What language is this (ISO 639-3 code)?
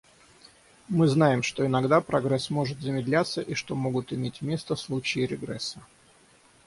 rus